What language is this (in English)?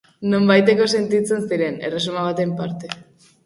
Basque